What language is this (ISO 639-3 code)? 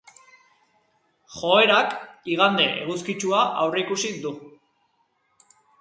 eus